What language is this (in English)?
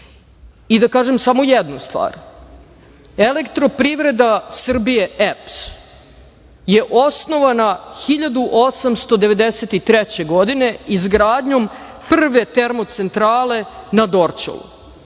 Serbian